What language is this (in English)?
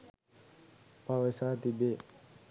Sinhala